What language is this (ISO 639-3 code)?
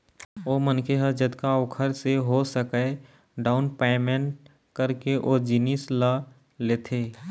hne